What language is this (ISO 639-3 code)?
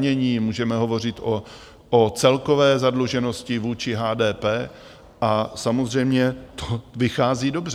ces